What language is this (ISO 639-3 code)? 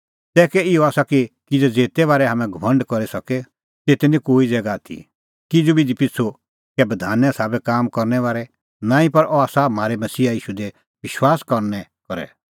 kfx